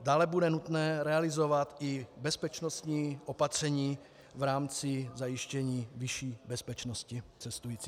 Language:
Czech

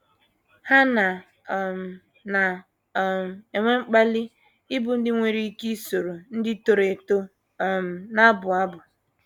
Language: Igbo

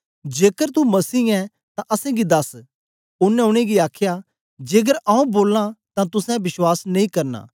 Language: Dogri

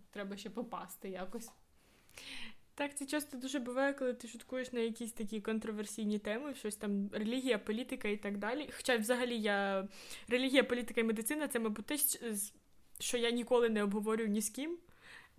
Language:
Ukrainian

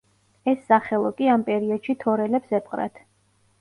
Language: Georgian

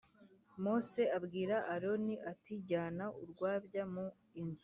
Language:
Kinyarwanda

